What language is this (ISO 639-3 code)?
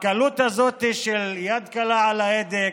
heb